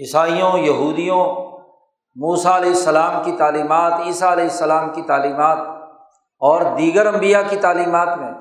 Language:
Urdu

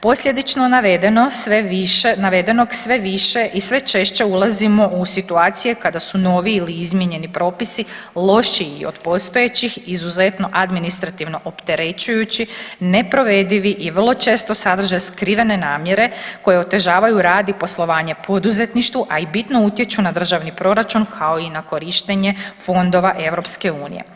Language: Croatian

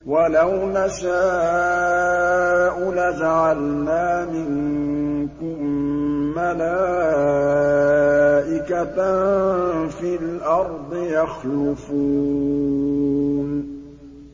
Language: Arabic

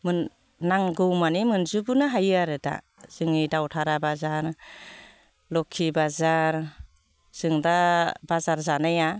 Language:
Bodo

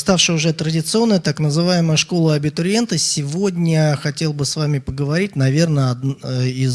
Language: Russian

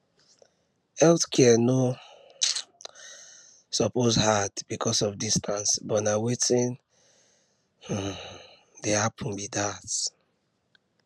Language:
Nigerian Pidgin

